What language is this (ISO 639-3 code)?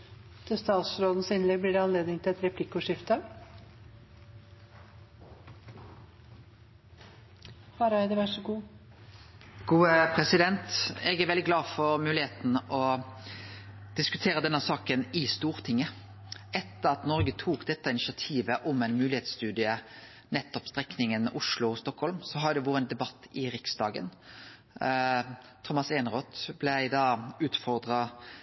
nno